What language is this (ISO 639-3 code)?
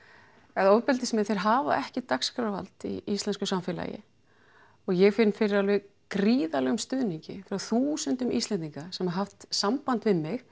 isl